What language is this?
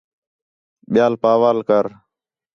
Khetrani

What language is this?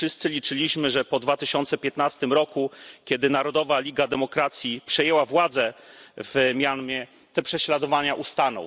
Polish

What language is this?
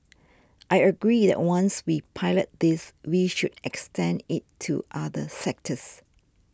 English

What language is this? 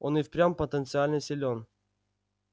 Russian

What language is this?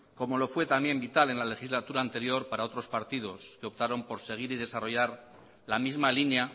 Spanish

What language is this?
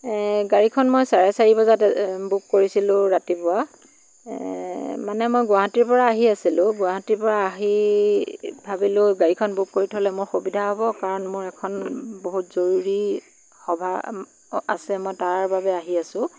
Assamese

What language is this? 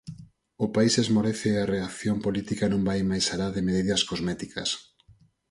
Galician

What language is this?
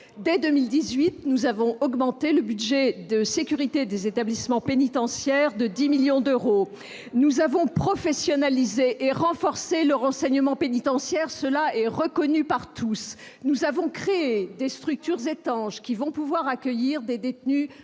French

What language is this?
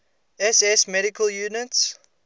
English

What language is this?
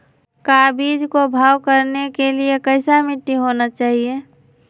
Magahi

